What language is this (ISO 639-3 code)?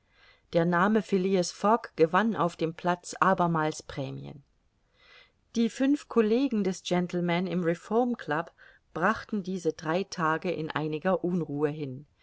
deu